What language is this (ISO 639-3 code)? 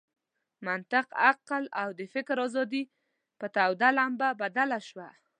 pus